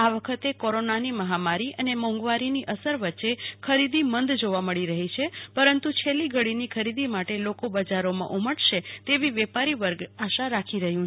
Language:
Gujarati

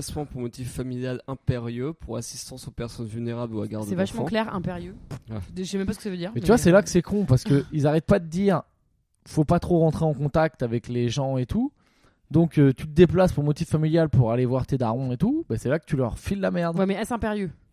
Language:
French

